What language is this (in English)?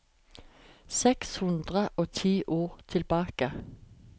Norwegian